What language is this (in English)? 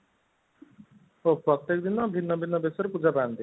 Odia